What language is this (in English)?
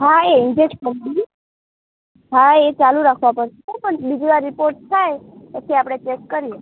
Gujarati